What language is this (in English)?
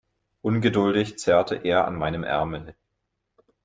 German